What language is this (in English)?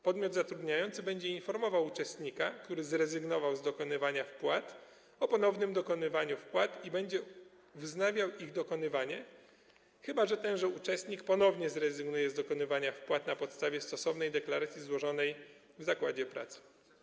Polish